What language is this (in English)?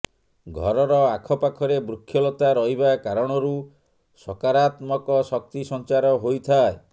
Odia